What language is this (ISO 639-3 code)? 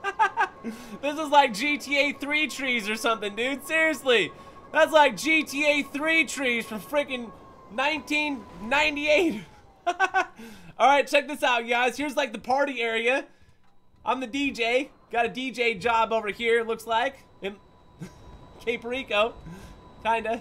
eng